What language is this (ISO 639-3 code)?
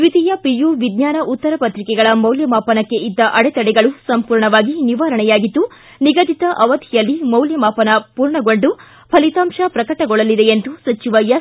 kan